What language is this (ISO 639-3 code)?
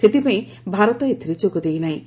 ori